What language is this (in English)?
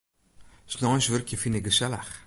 Western Frisian